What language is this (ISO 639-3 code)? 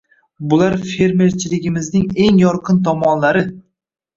uzb